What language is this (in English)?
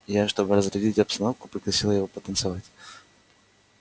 Russian